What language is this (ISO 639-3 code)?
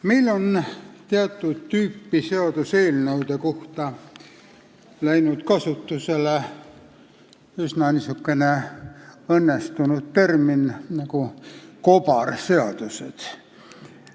est